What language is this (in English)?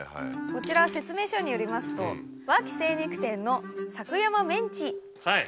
Japanese